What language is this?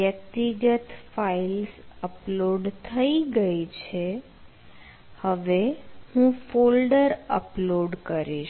Gujarati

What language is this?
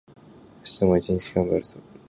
Japanese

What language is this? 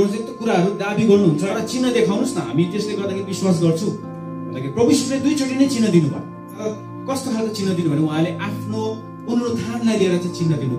Korean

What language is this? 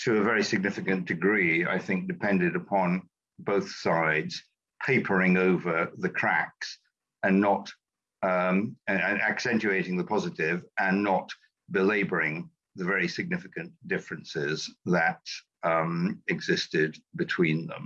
English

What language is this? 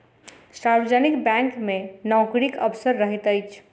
Maithili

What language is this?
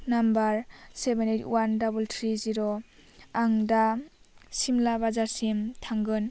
Bodo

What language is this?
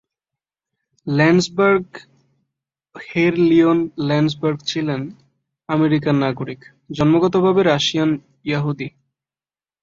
Bangla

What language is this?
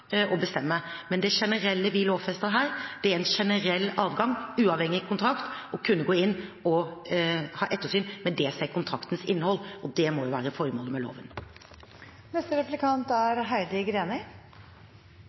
Norwegian Bokmål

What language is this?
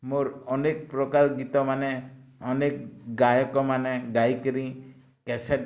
Odia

